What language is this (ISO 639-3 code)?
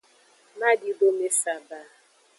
ajg